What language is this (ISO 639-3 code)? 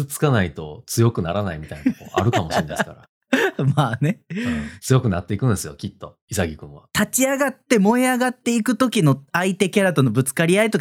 jpn